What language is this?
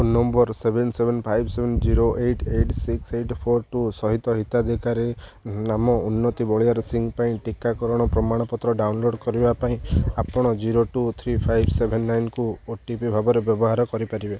Odia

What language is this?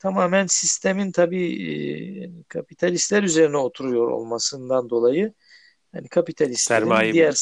Turkish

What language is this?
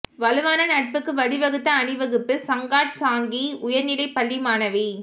Tamil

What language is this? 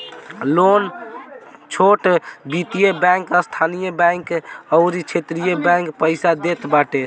Bhojpuri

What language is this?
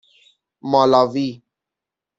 Persian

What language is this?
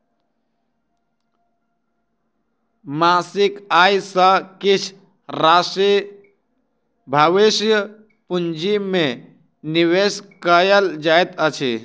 Maithili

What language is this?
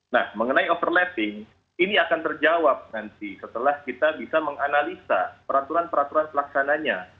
Indonesian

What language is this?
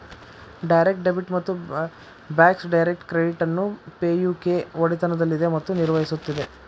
Kannada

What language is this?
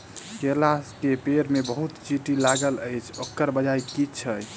Maithili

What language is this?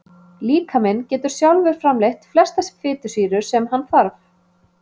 Icelandic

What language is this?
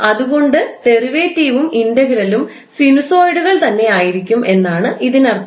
Malayalam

